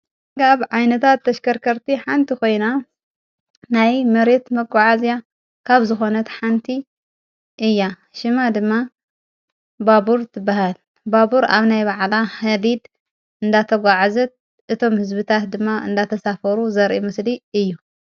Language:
Tigrinya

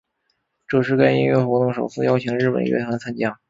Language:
Chinese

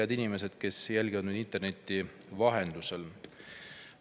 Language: Estonian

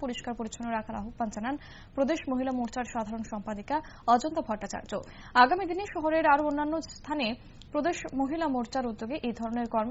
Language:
Arabic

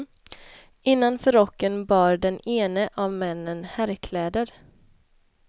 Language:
Swedish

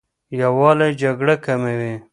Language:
Pashto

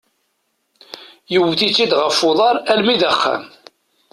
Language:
Kabyle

